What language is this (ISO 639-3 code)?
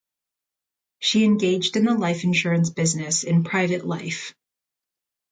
eng